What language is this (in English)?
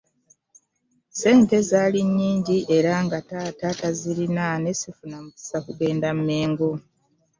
Ganda